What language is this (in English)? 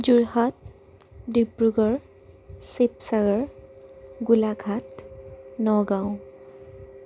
Assamese